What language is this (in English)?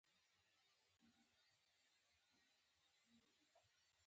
Pashto